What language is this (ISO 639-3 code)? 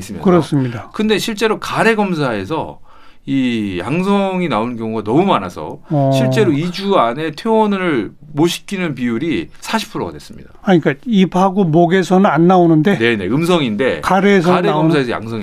kor